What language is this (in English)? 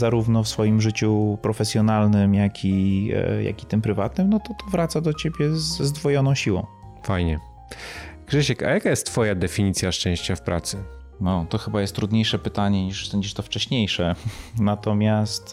Polish